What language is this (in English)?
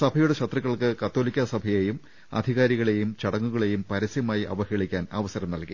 Malayalam